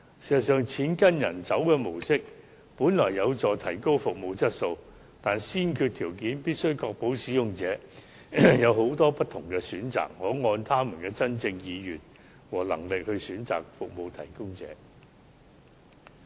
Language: Cantonese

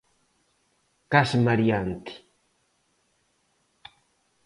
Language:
Galician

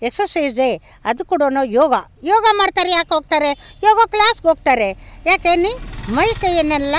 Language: Kannada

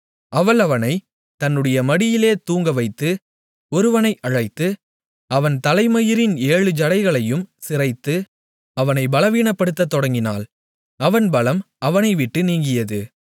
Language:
Tamil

